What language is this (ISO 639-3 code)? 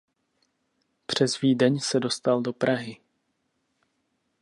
ces